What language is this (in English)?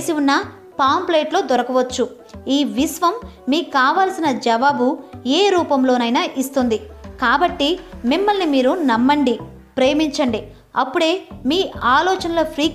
Telugu